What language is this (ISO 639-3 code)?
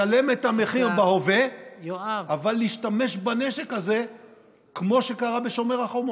heb